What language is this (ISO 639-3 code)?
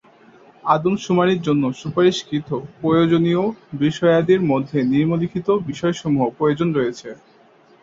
ben